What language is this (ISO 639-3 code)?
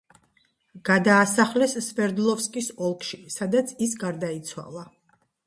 kat